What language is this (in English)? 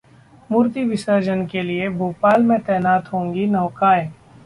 Hindi